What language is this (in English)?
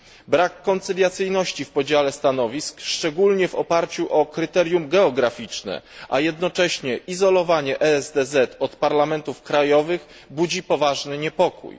Polish